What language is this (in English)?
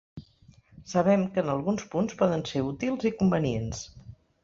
Catalan